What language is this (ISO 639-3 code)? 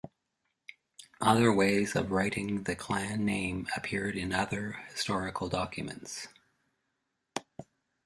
eng